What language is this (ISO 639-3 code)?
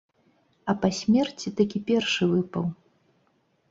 bel